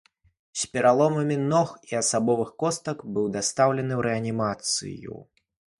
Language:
Belarusian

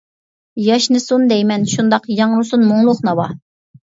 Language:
Uyghur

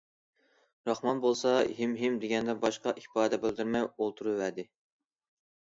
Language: Uyghur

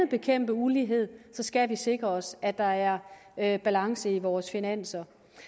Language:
Danish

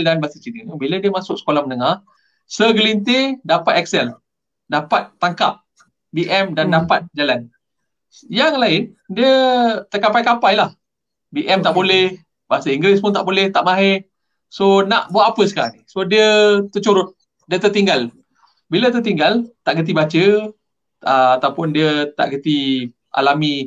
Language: Malay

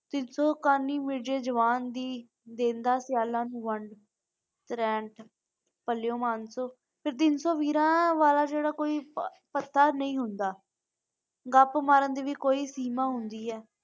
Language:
Punjabi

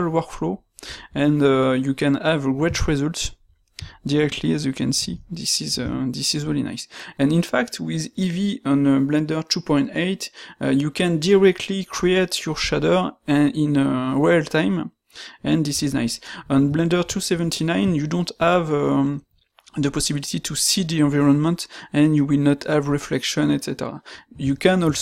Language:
French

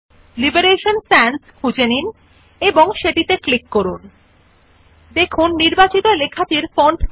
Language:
Bangla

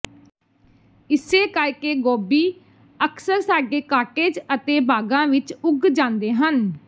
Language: Punjabi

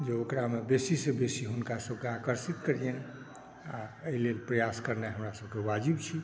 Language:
Maithili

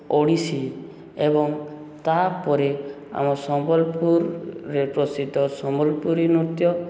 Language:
Odia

